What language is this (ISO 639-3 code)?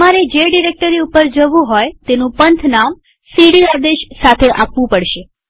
guj